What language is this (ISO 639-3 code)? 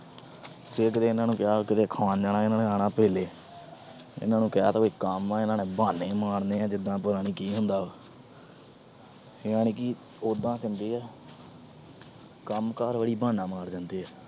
pan